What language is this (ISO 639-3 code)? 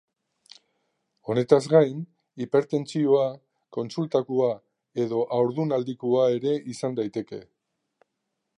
eus